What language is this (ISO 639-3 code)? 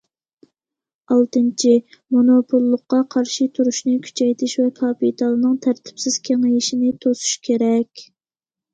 uig